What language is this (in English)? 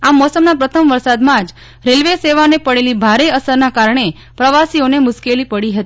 Gujarati